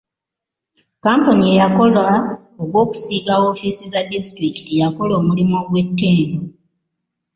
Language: Ganda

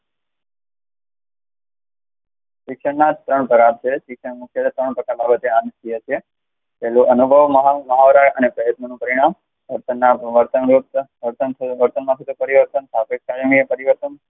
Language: Gujarati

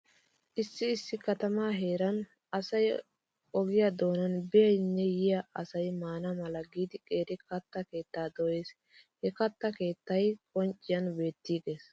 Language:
Wolaytta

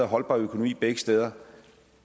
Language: Danish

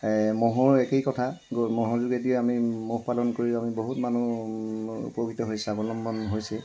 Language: Assamese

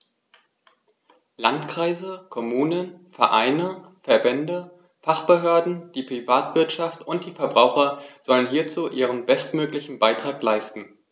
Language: German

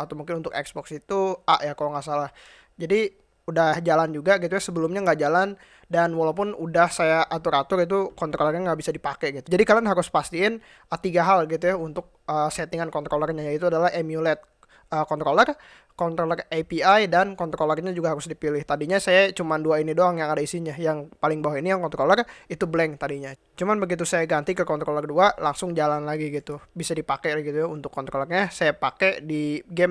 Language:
Indonesian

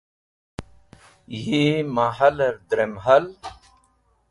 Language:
Wakhi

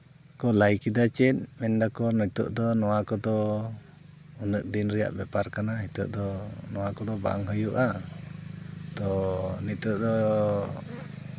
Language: Santali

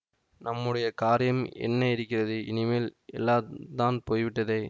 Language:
Tamil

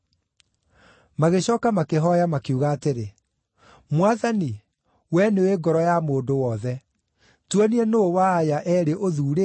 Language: Kikuyu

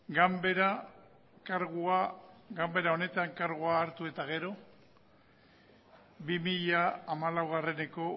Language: Basque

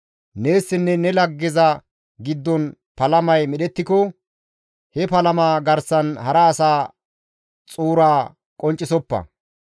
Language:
Gamo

